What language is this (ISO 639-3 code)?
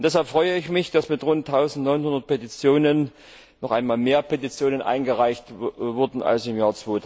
deu